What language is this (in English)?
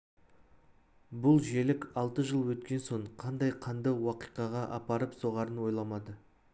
Kazakh